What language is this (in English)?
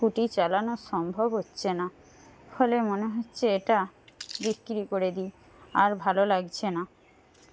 Bangla